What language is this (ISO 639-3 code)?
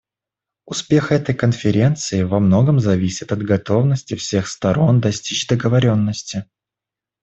rus